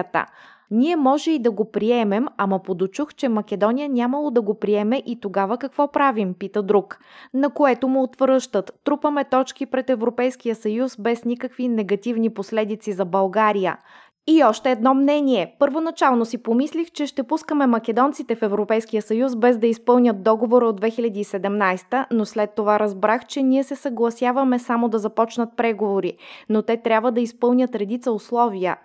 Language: Bulgarian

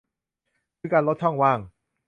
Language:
Thai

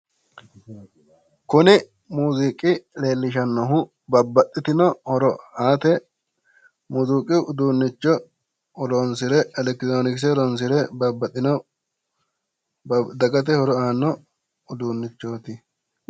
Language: Sidamo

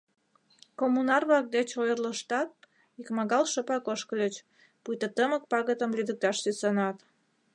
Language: Mari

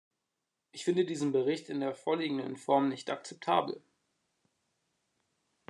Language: German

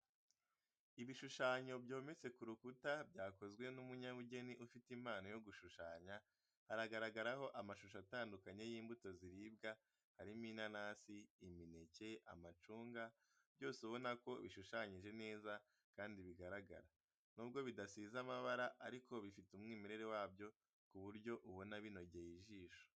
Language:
Kinyarwanda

